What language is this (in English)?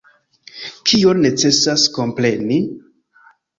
Esperanto